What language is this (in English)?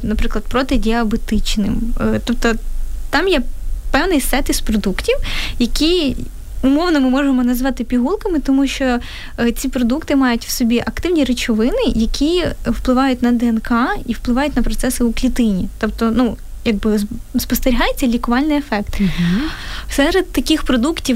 Ukrainian